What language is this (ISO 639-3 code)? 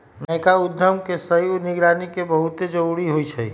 mag